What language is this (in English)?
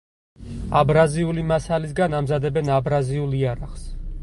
Georgian